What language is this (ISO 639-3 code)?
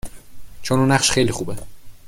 fas